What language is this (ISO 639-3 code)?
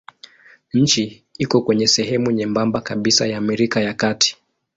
swa